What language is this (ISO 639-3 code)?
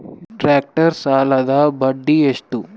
kan